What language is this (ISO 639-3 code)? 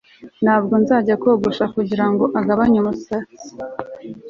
kin